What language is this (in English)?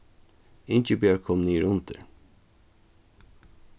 Faroese